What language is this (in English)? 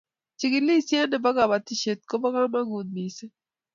Kalenjin